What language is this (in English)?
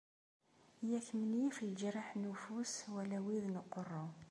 Kabyle